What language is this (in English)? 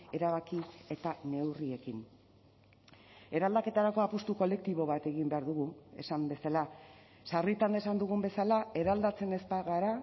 Basque